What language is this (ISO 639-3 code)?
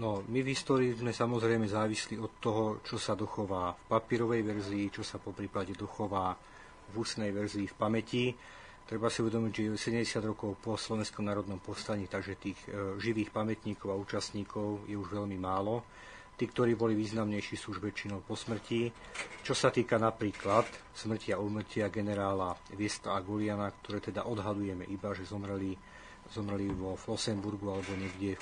slk